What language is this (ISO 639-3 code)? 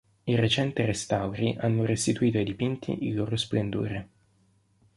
ita